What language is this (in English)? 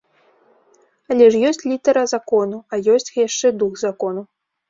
Belarusian